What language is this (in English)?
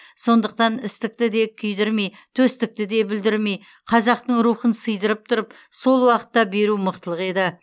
Kazakh